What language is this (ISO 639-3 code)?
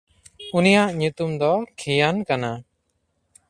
sat